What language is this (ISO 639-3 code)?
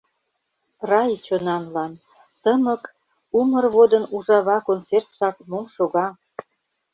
chm